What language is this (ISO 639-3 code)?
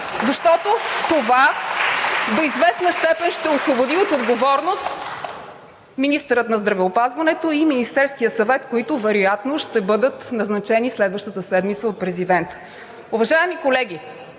bul